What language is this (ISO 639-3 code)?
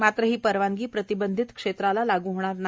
mar